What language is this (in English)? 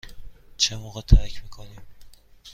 Persian